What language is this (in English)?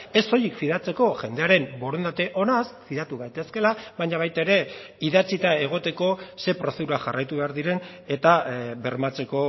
Basque